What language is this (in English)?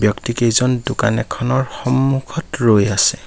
Assamese